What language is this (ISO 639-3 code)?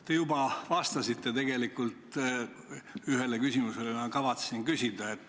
est